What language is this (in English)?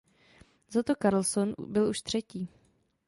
Czech